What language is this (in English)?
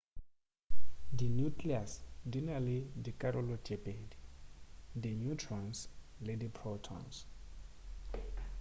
Northern Sotho